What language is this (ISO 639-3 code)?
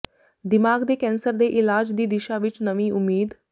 pan